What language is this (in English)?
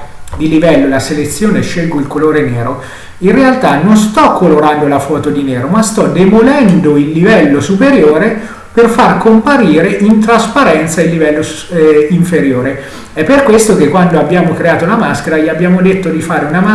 Italian